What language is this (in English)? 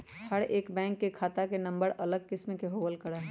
Magahi